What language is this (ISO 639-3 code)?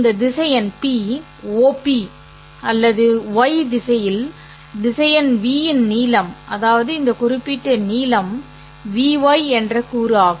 tam